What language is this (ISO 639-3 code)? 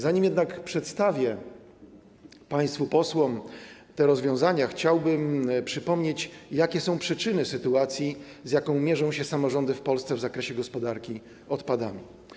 pol